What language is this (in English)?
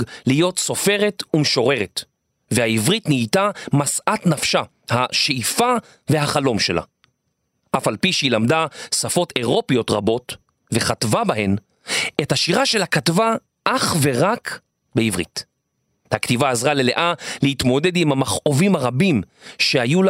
Hebrew